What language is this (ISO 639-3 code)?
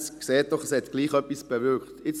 gsw